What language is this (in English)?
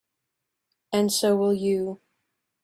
English